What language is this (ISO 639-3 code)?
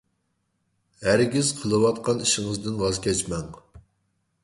uig